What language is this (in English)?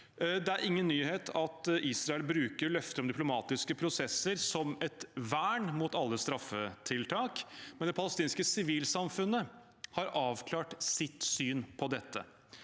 Norwegian